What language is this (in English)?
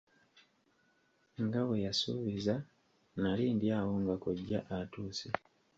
Ganda